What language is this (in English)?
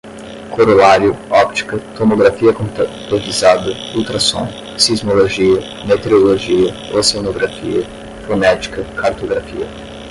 Portuguese